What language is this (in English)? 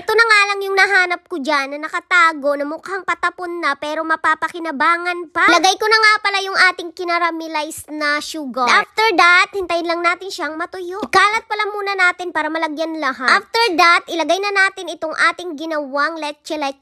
Filipino